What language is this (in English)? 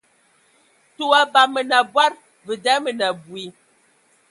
Ewondo